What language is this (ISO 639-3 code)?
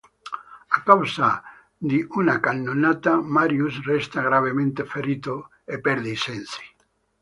ita